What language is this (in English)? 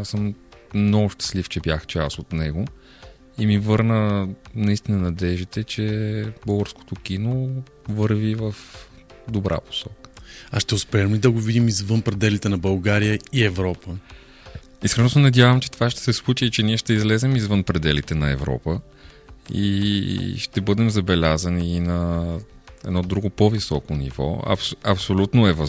Bulgarian